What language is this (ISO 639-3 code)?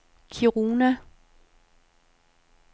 dan